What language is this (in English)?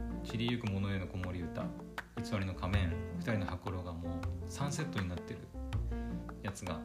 Japanese